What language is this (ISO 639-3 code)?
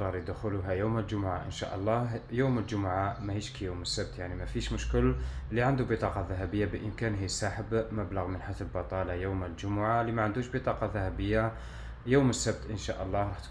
ara